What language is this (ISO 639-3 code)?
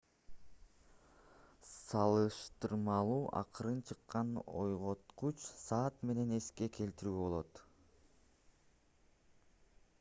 kir